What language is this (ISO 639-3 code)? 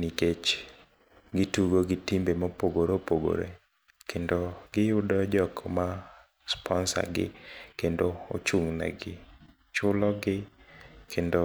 luo